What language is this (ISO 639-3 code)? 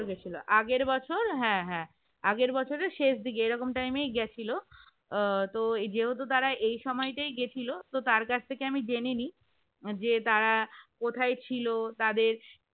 ben